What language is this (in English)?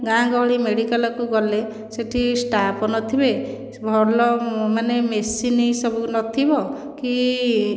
Odia